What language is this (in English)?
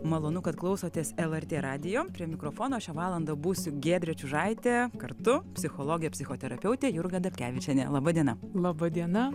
Lithuanian